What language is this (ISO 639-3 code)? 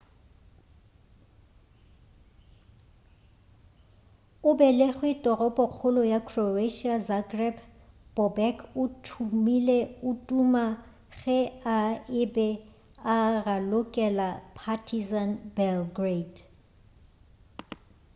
nso